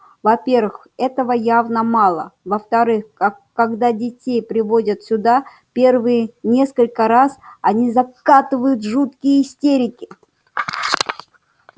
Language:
Russian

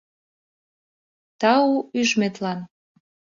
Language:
Mari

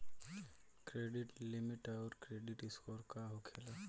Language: Bhojpuri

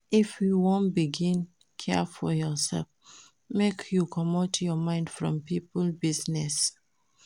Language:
Nigerian Pidgin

